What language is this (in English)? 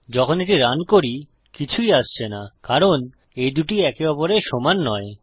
Bangla